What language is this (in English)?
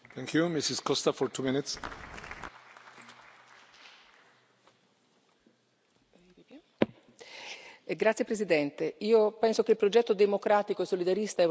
Italian